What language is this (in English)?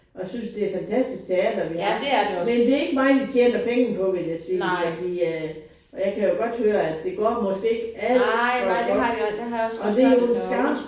Danish